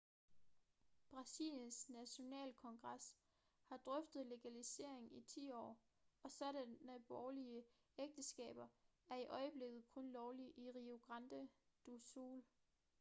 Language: Danish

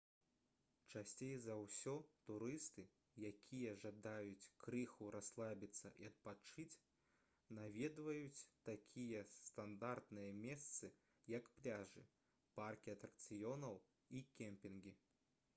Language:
Belarusian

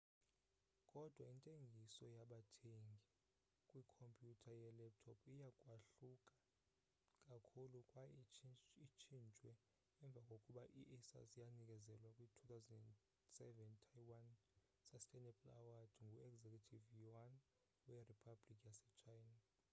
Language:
Xhosa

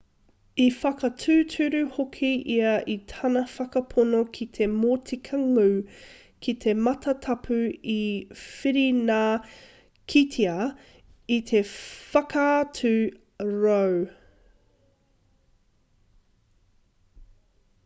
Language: Māori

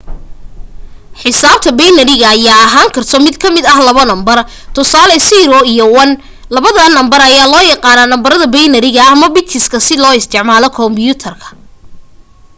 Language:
Somali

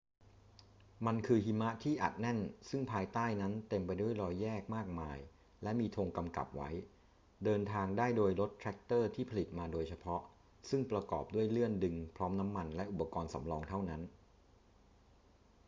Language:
Thai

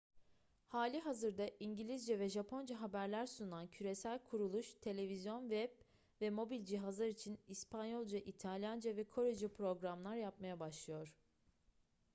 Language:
Turkish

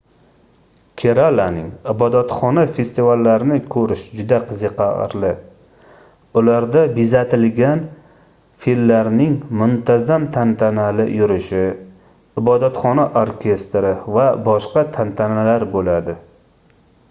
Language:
Uzbek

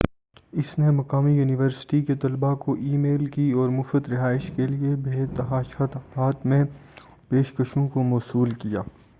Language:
Urdu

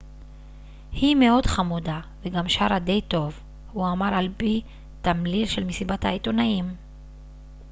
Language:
Hebrew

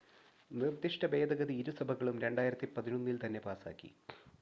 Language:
Malayalam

